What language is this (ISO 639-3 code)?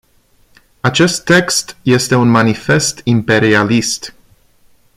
ron